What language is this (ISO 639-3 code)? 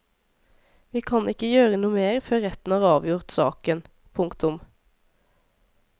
nor